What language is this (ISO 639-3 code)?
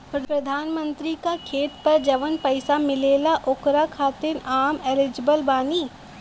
bho